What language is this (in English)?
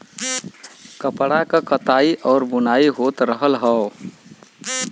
Bhojpuri